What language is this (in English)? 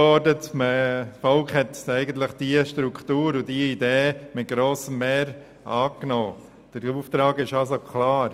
Swiss German